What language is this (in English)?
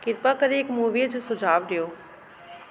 Sindhi